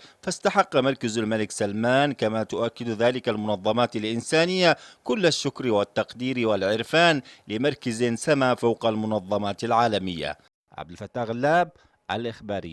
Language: Arabic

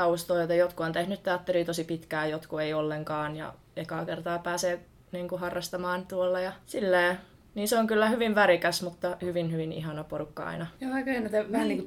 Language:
Finnish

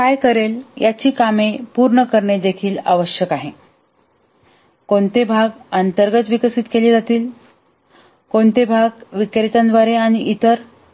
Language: Marathi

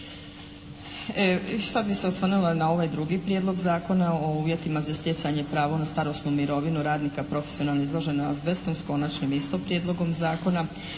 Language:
Croatian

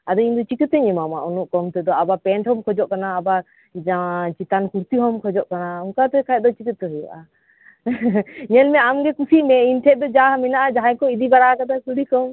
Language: Santali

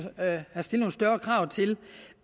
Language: Danish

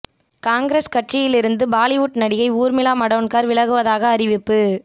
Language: Tamil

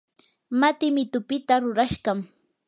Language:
Yanahuanca Pasco Quechua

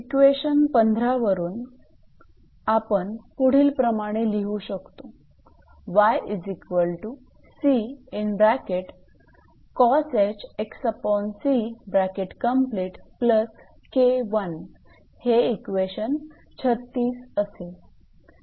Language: Marathi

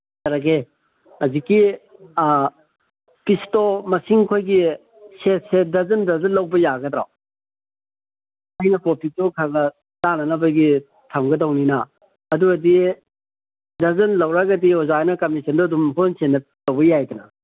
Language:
Manipuri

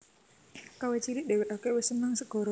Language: Javanese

